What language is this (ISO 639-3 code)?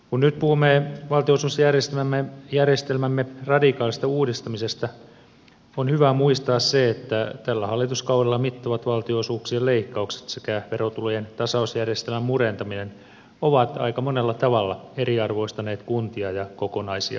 fin